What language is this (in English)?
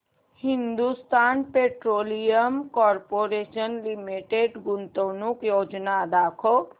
Marathi